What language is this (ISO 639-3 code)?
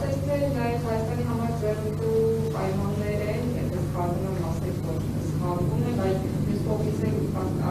ron